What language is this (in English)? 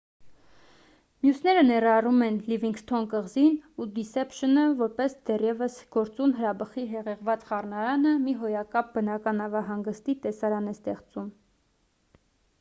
Armenian